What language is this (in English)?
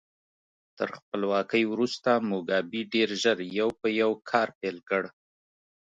Pashto